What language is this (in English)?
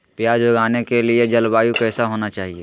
Magahi